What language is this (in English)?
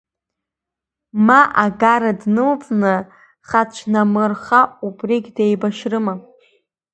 Abkhazian